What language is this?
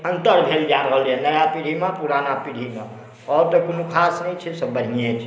Maithili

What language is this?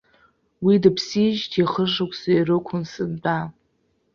Abkhazian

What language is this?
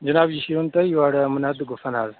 Kashmiri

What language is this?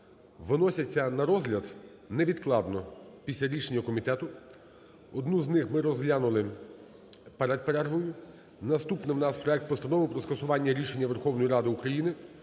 Ukrainian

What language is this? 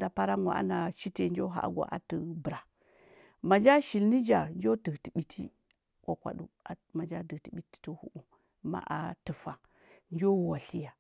Huba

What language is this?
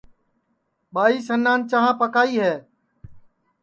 Sansi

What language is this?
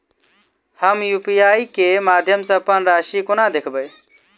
Maithili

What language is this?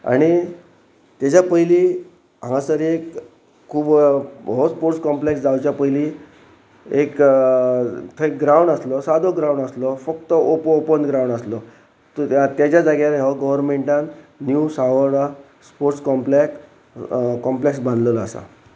Konkani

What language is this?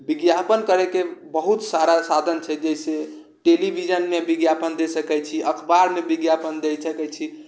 Maithili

